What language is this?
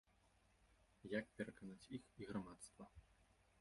Belarusian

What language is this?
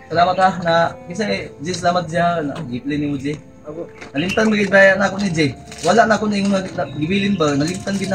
Filipino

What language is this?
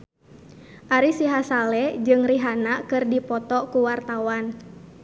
Sundanese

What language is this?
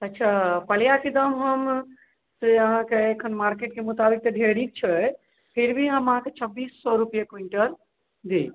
Maithili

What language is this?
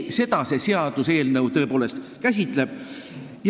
Estonian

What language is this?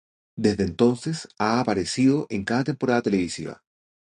Spanish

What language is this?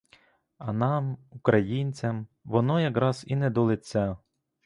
Ukrainian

